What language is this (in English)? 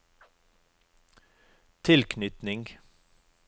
Norwegian